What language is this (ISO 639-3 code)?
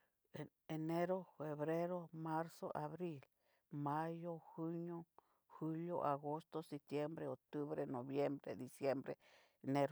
miu